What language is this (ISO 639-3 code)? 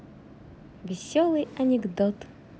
rus